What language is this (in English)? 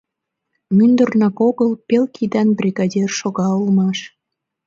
Mari